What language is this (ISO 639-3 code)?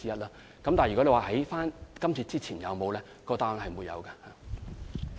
yue